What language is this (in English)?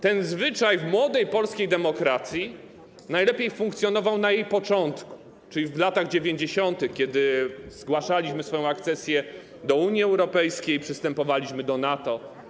Polish